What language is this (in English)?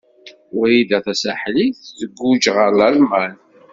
Kabyle